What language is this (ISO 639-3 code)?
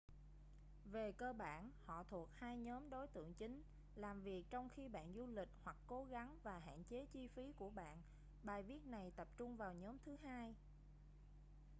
vie